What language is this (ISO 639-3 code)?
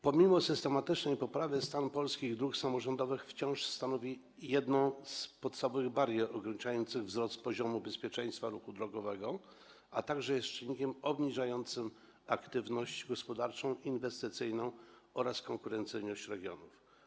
pol